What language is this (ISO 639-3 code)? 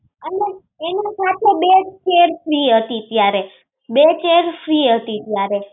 guj